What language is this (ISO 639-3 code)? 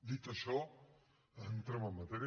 cat